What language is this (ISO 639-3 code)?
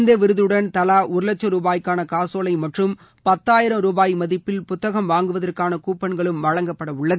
tam